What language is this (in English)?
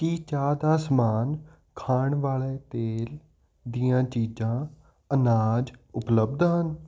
Punjabi